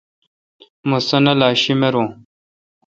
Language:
Kalkoti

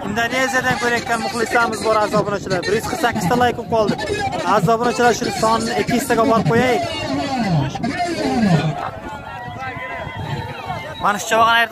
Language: Turkish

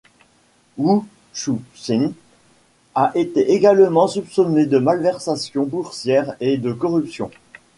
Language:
French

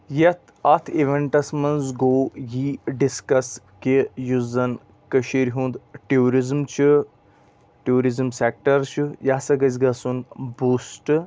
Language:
Kashmiri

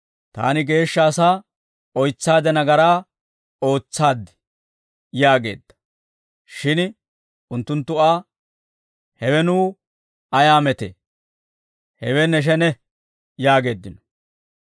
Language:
Dawro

